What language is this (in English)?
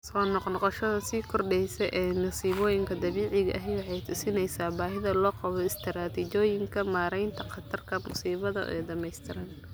Somali